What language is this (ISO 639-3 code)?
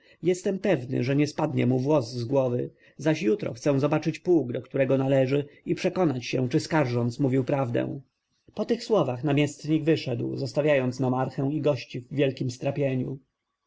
pol